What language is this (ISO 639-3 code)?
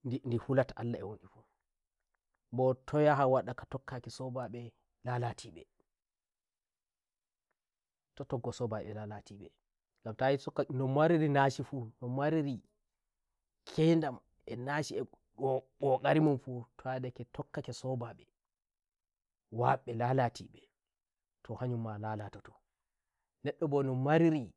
fuv